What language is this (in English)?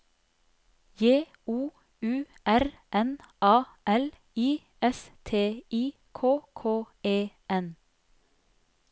Norwegian